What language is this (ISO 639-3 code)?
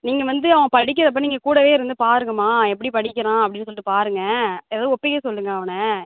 tam